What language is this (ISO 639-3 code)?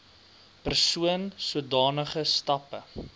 afr